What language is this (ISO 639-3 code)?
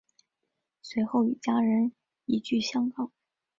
zho